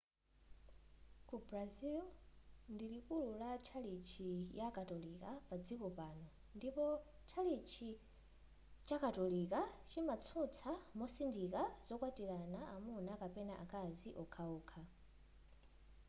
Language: Nyanja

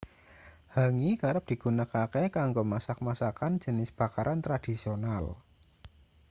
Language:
Javanese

